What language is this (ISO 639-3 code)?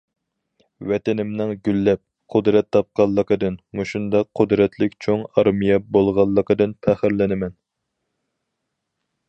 uig